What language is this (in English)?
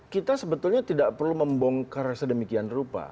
Indonesian